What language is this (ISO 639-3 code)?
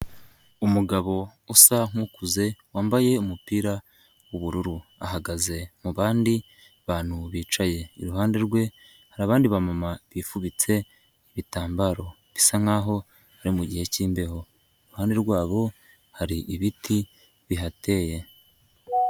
kin